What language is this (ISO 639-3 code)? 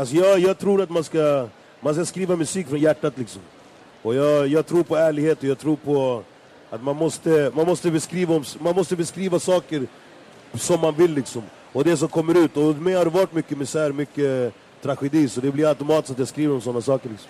swe